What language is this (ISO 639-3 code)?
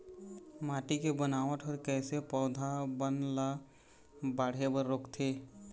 hne